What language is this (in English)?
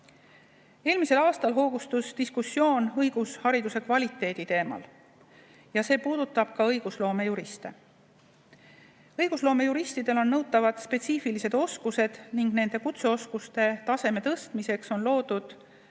Estonian